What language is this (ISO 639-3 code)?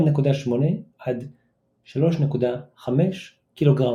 heb